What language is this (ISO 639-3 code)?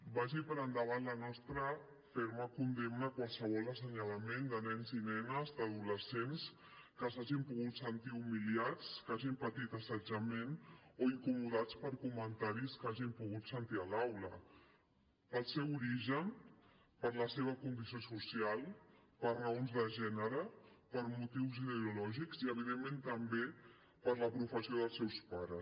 cat